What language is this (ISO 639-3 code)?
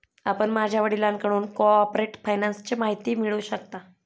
mar